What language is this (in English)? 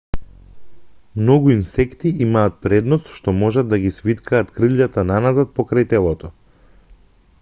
Macedonian